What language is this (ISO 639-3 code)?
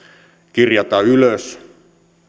fin